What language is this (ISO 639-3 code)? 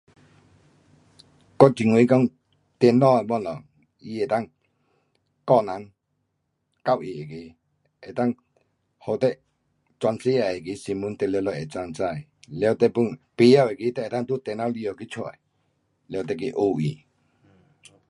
cpx